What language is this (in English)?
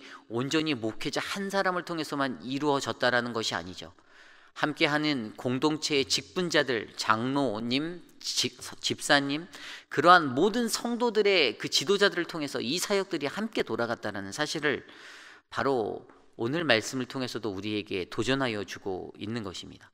Korean